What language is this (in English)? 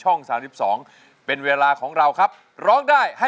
Thai